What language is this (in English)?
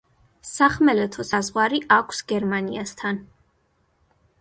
Georgian